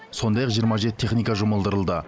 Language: Kazakh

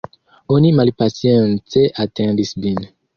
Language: Esperanto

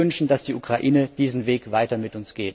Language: German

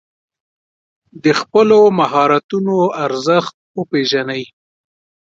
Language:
Pashto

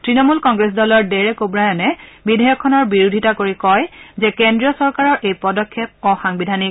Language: Assamese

